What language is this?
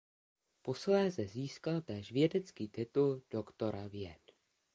Czech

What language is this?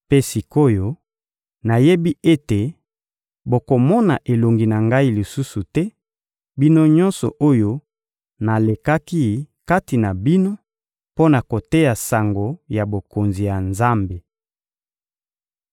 Lingala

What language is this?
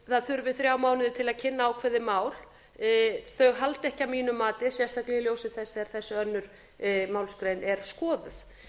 Icelandic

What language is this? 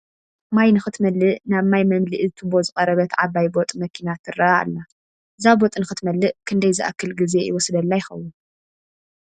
Tigrinya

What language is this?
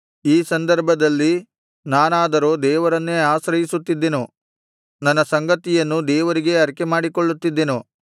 Kannada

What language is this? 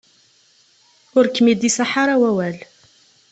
Kabyle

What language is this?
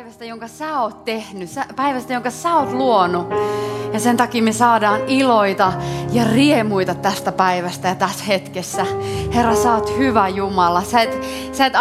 Finnish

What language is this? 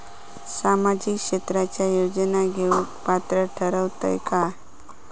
Marathi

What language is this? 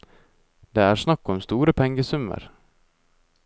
Norwegian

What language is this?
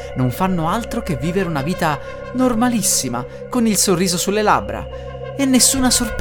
Italian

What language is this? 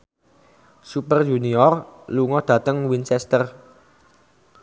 Javanese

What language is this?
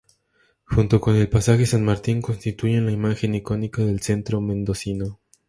Spanish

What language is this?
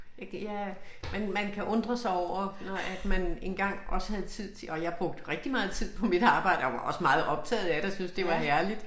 Danish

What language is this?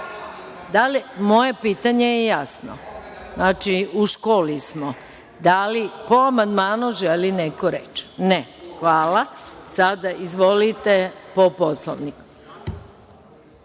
Serbian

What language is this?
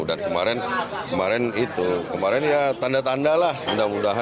Indonesian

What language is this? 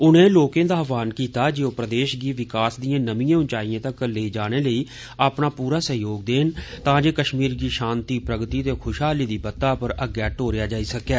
Dogri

